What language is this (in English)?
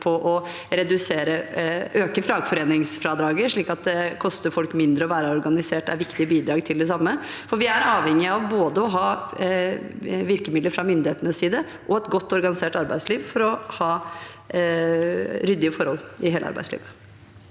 Norwegian